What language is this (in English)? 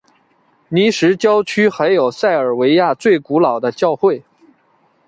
Chinese